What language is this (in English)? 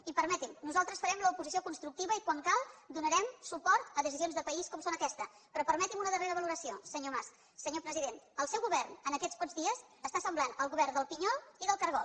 Catalan